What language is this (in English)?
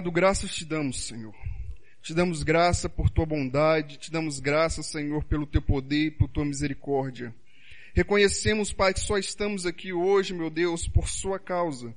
Portuguese